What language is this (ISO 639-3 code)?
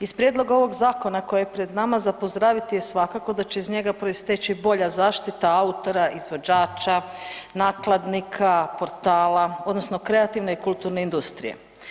hrv